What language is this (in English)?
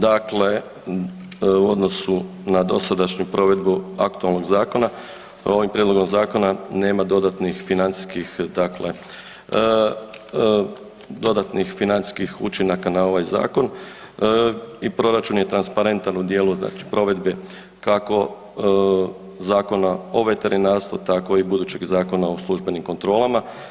Croatian